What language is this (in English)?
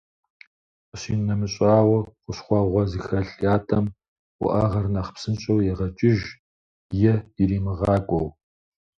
Kabardian